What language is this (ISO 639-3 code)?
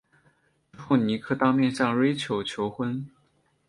zho